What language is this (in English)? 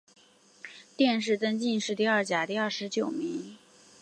Chinese